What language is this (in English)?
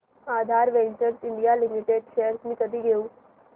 Marathi